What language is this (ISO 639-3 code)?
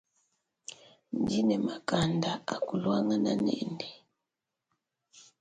lua